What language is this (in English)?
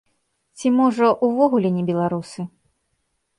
Belarusian